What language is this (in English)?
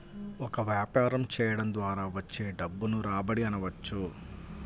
Telugu